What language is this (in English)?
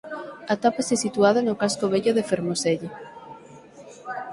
Galician